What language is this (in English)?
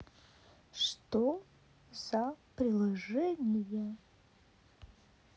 Russian